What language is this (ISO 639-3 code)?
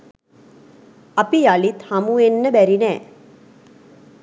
sin